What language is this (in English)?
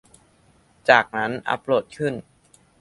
Thai